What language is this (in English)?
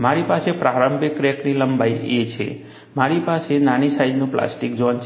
Gujarati